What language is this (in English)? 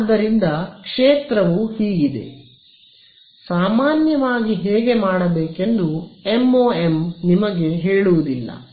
Kannada